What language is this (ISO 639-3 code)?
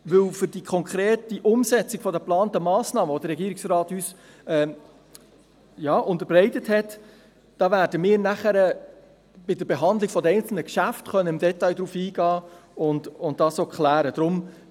gsw